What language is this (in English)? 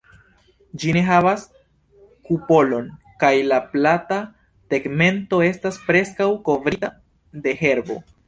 Esperanto